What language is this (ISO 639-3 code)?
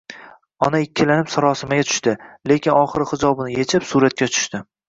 uzb